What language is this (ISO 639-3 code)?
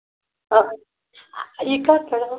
kas